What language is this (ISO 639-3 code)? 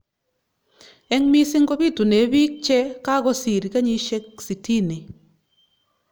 kln